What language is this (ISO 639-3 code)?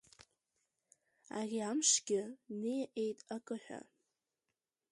abk